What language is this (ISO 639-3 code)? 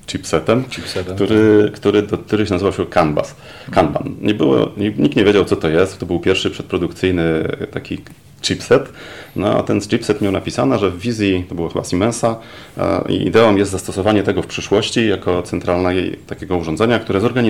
pol